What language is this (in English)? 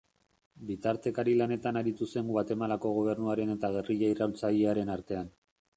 Basque